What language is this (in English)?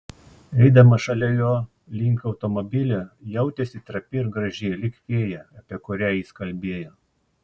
Lithuanian